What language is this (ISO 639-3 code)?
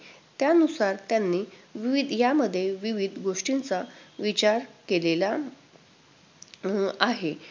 mar